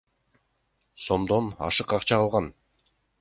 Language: Kyrgyz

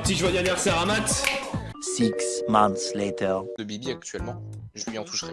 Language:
French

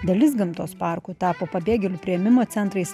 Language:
Lithuanian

